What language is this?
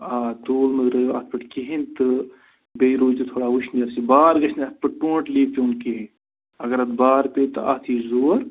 Kashmiri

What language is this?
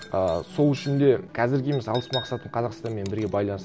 Kazakh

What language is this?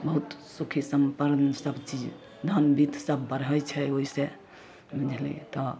Maithili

